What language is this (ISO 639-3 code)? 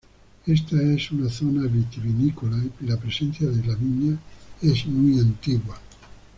spa